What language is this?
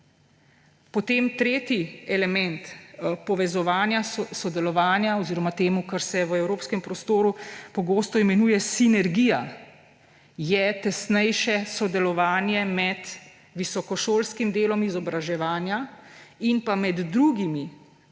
Slovenian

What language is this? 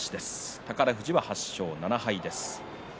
Japanese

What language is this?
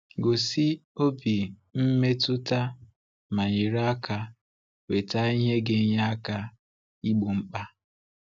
Igbo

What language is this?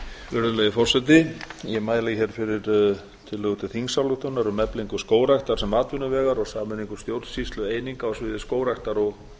Icelandic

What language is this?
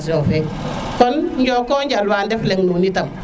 Serer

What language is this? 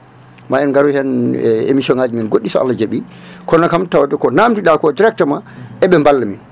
Fula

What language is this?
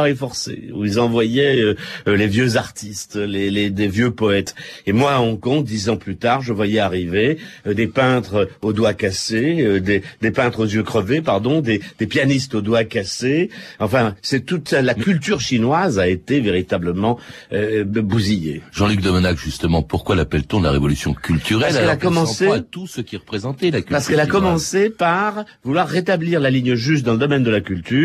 French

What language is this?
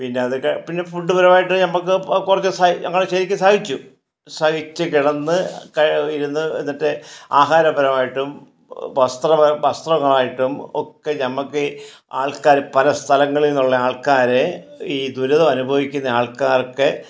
Malayalam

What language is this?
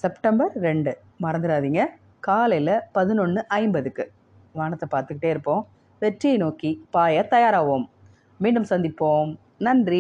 Tamil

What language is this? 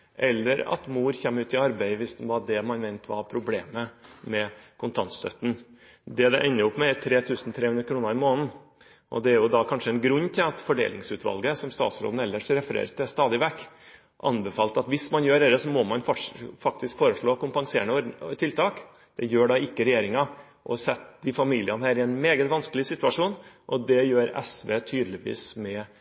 Norwegian Bokmål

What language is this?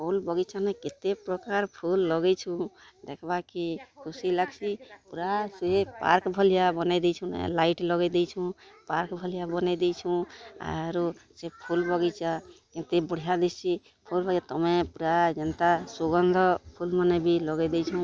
Odia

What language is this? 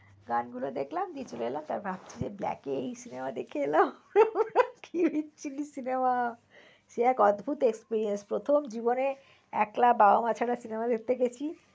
Bangla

